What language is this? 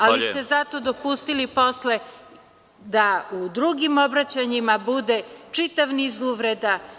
Serbian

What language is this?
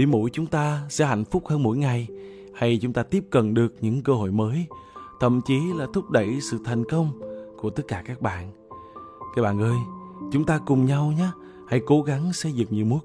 Vietnamese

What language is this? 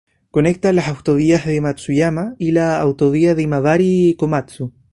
Spanish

